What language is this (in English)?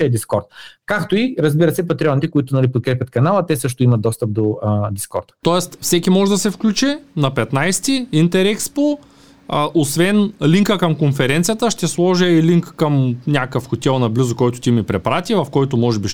Bulgarian